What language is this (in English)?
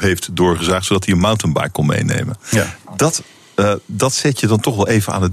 Dutch